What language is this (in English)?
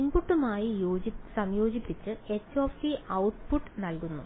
Malayalam